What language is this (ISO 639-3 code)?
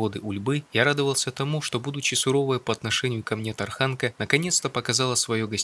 rus